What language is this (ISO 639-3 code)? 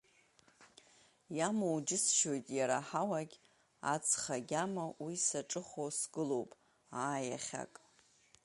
abk